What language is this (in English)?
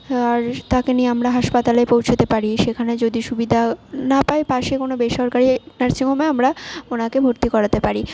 Bangla